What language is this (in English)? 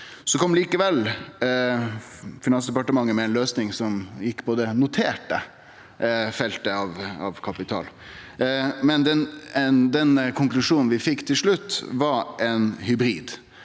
Norwegian